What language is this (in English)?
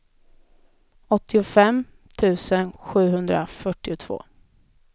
Swedish